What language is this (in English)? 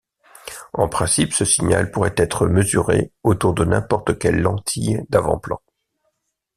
French